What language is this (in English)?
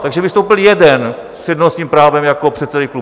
Czech